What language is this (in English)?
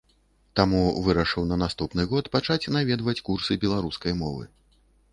Belarusian